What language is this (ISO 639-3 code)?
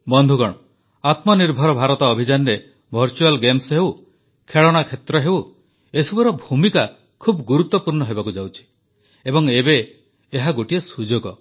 ori